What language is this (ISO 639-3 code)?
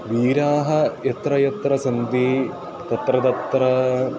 san